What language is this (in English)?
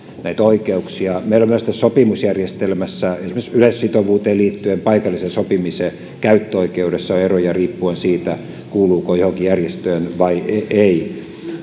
Finnish